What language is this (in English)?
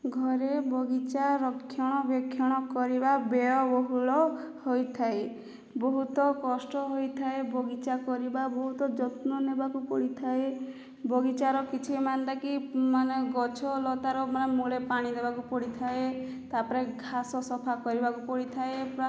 Odia